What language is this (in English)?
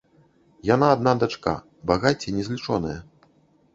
Belarusian